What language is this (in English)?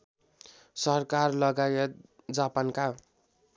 Nepali